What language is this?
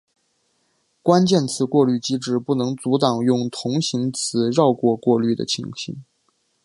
Chinese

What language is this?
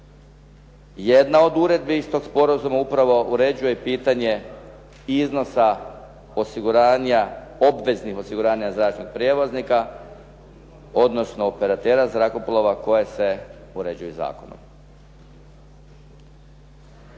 Croatian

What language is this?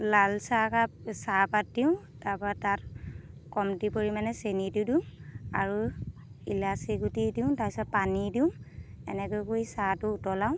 Assamese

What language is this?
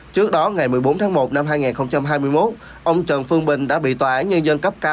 Vietnamese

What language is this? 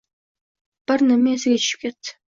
Uzbek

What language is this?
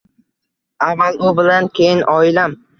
Uzbek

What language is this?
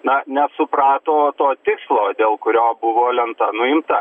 Lithuanian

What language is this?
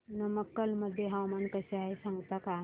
Marathi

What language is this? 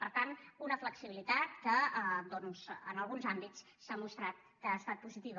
Catalan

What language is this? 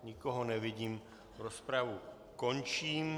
Czech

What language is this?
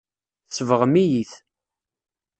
Kabyle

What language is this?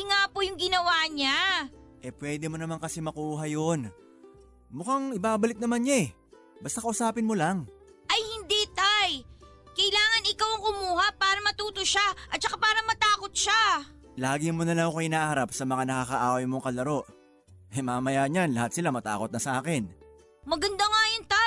Filipino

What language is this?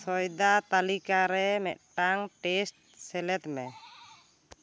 Santali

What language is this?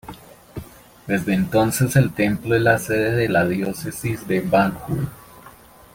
Spanish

